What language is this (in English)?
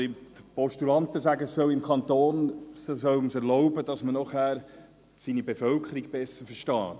Swiss German